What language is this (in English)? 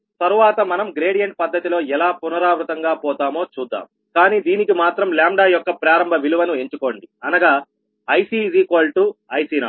Telugu